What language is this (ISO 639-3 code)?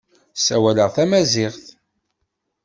kab